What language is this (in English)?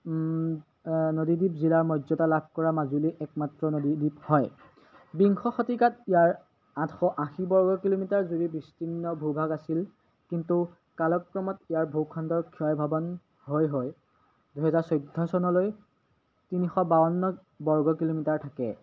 Assamese